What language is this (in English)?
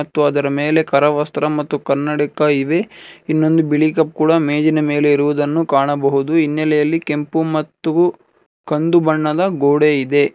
Kannada